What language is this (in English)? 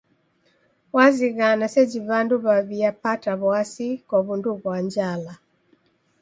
Taita